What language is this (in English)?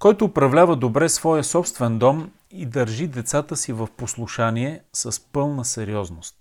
Bulgarian